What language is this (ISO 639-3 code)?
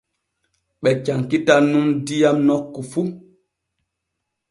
fue